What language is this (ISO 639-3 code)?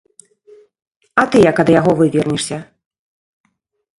bel